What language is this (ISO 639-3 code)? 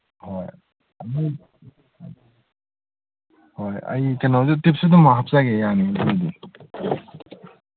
mni